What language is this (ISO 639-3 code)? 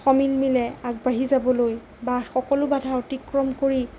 asm